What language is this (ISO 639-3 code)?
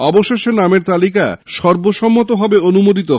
ben